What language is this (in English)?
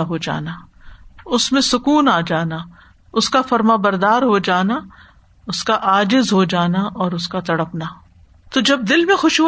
Urdu